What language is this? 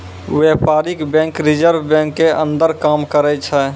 Maithili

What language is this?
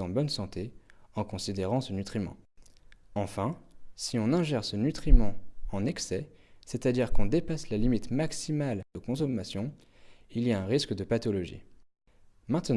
French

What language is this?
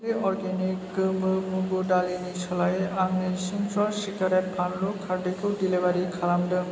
Bodo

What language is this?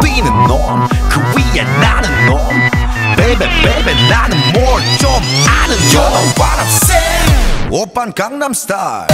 Bulgarian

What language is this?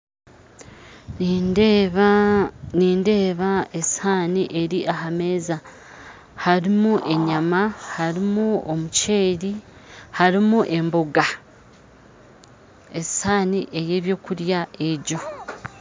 Nyankole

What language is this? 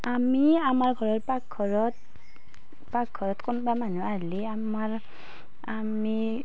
Assamese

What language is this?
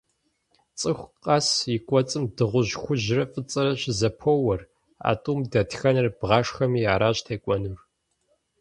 Kabardian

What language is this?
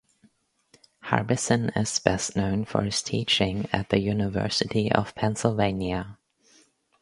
English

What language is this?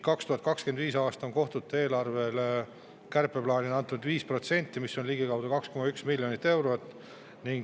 Estonian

